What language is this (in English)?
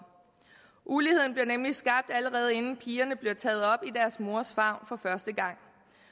Danish